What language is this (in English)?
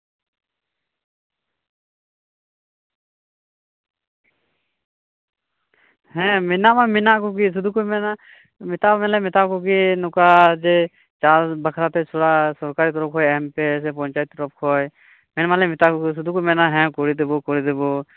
Santali